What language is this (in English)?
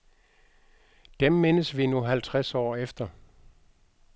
Danish